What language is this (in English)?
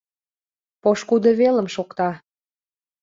Mari